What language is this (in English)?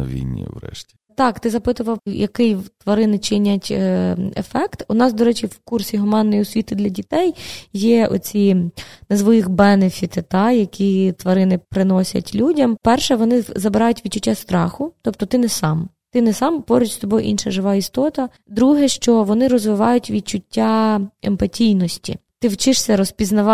Ukrainian